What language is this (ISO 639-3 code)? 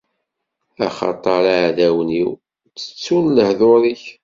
kab